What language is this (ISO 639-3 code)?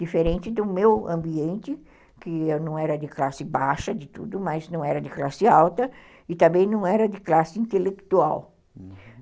por